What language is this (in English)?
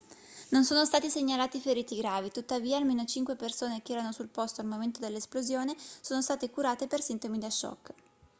Italian